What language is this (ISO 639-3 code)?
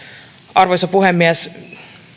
fin